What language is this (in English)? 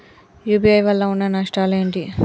Telugu